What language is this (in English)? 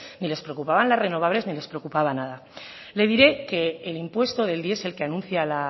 Spanish